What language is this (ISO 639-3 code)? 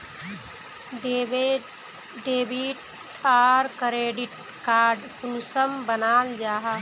mag